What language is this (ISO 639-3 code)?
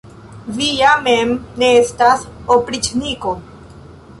epo